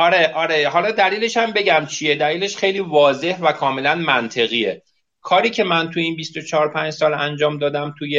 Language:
Persian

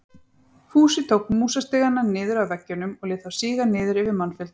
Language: Icelandic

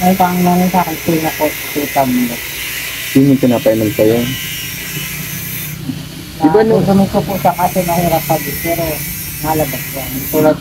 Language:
Filipino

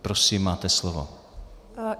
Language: Czech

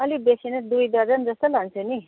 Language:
Nepali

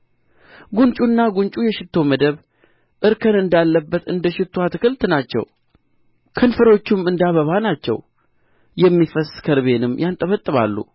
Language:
Amharic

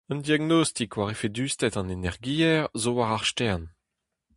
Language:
Breton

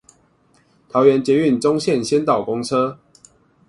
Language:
Chinese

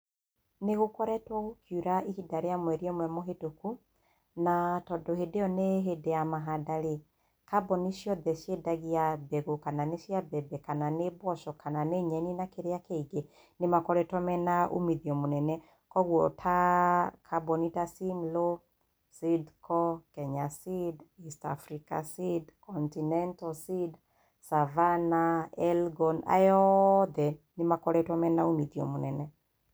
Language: Kikuyu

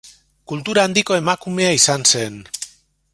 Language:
Basque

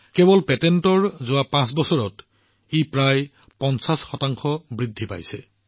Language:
Assamese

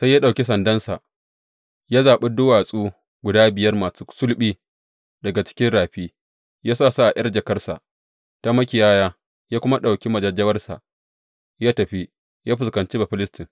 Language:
Hausa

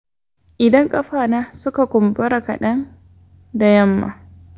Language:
Hausa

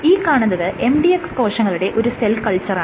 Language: Malayalam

